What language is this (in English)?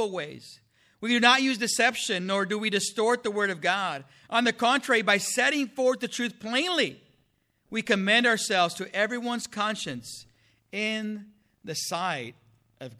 English